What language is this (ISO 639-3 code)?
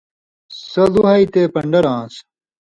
mvy